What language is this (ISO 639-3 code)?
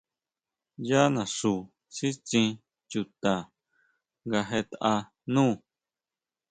mau